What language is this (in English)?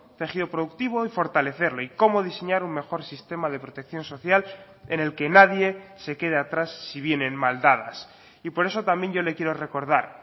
Spanish